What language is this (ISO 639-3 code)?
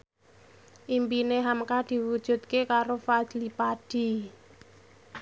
jav